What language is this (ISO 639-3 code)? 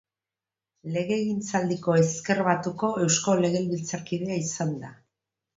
eus